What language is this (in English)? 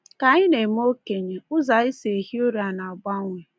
Igbo